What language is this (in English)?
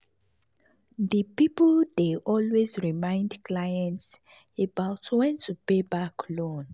Nigerian Pidgin